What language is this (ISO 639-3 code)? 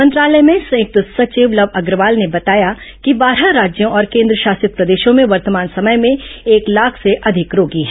hin